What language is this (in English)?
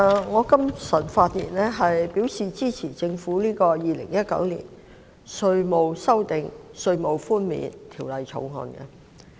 Cantonese